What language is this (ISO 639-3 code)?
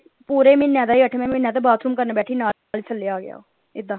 pan